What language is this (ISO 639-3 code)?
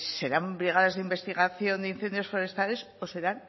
spa